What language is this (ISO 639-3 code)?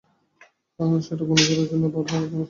ben